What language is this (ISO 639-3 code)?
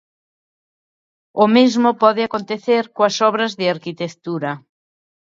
glg